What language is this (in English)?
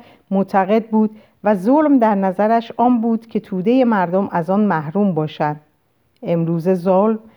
Persian